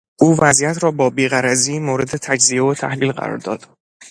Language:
Persian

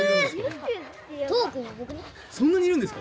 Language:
Japanese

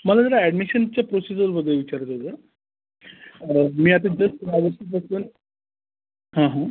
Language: Marathi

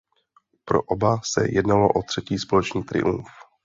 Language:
Czech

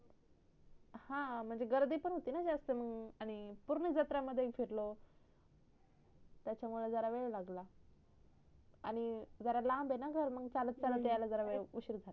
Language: Marathi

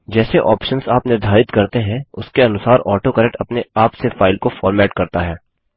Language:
Hindi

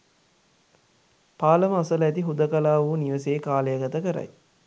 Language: Sinhala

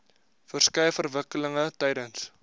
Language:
Afrikaans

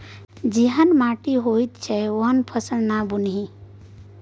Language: Maithili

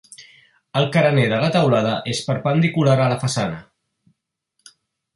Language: Catalan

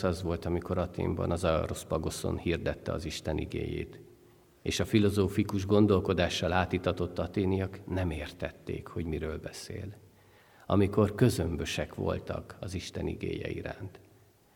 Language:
Hungarian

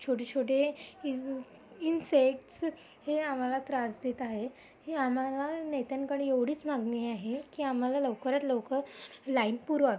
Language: Marathi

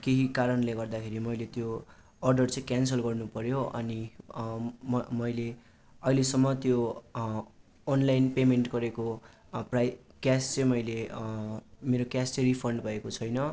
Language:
Nepali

